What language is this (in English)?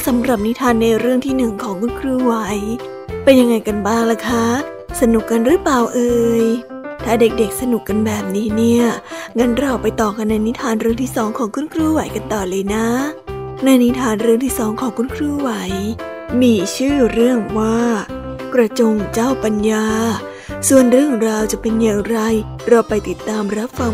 Thai